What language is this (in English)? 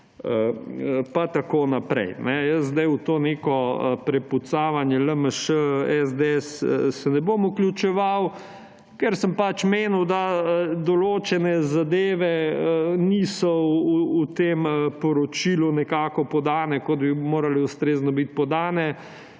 Slovenian